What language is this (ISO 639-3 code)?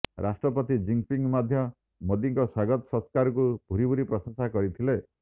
ori